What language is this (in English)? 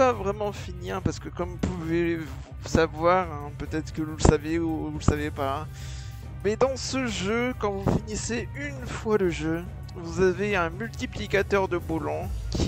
French